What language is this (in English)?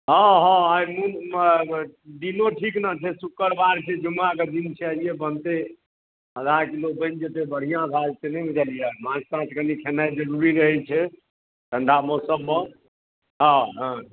Maithili